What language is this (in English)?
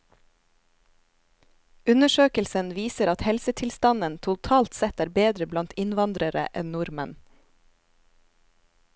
Norwegian